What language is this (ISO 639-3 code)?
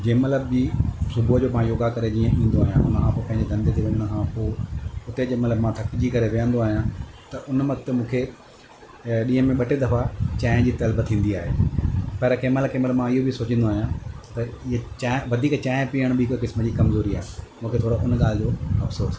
snd